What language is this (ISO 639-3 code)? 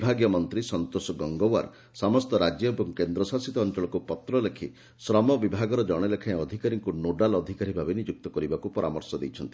ori